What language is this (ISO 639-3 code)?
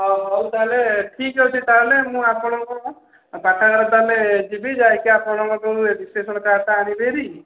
ori